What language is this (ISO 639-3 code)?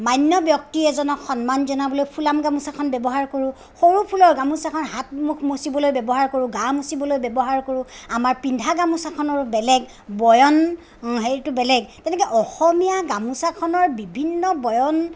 asm